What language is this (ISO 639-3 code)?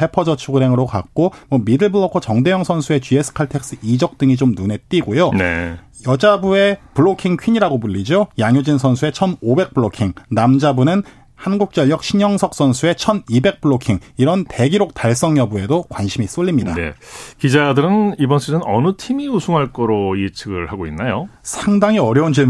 kor